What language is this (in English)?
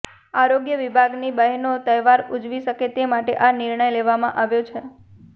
Gujarati